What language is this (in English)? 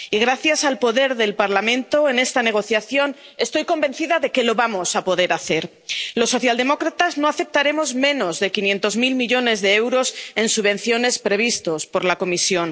Spanish